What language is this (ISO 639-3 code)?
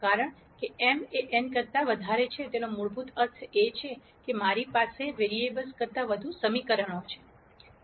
guj